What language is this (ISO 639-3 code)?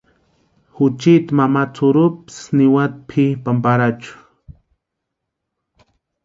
pua